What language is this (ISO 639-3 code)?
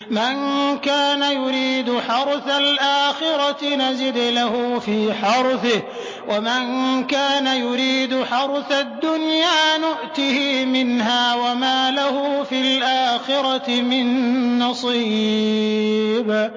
ara